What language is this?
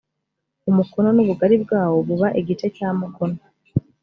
Kinyarwanda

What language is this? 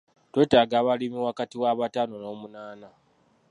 Ganda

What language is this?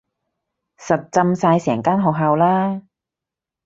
Cantonese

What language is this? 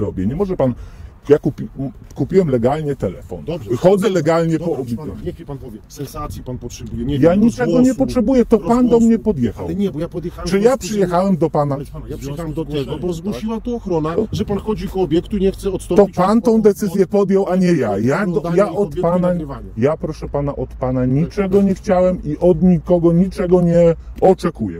Polish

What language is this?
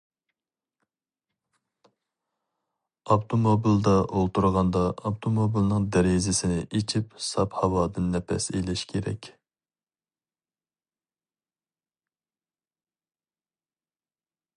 Uyghur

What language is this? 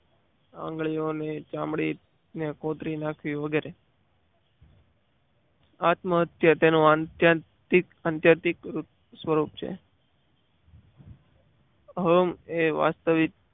Gujarati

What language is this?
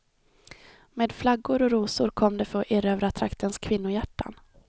Swedish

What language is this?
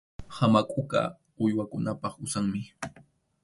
Arequipa-La Unión Quechua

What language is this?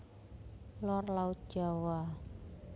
Javanese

